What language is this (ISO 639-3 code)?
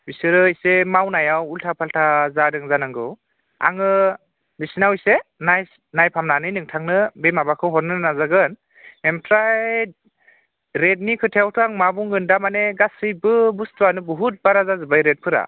brx